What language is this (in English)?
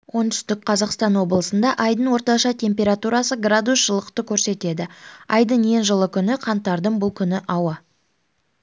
Kazakh